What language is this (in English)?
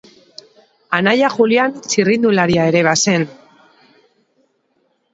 Basque